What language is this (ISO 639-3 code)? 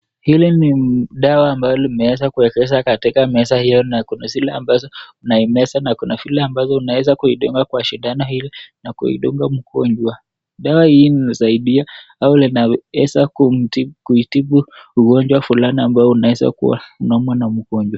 swa